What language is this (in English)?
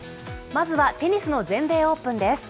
Japanese